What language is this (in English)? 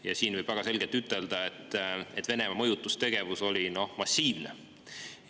Estonian